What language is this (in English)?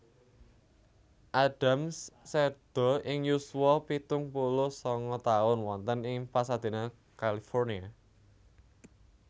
Javanese